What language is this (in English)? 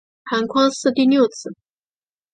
Chinese